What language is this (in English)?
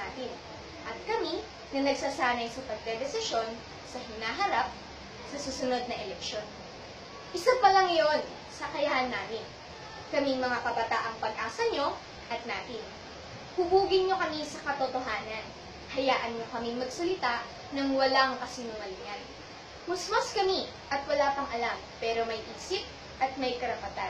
Filipino